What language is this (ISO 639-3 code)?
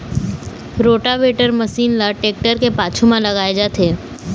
hne